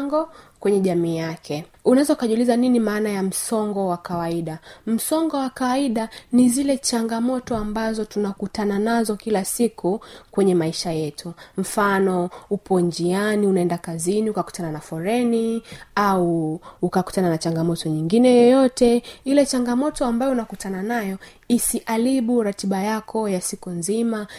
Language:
Swahili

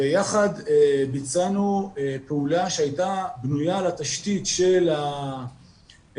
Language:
Hebrew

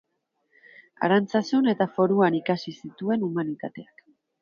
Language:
Basque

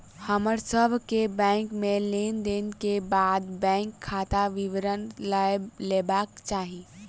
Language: Maithili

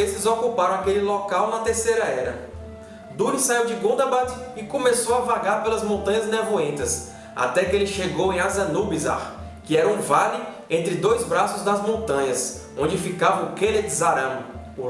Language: Portuguese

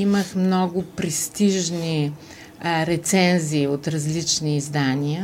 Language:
Bulgarian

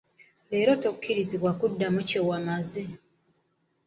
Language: Ganda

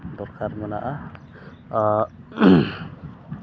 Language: Santali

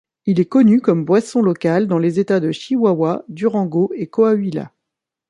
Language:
French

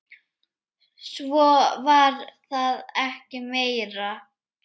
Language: Icelandic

